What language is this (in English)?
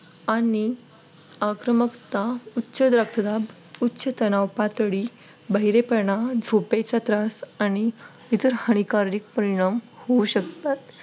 Marathi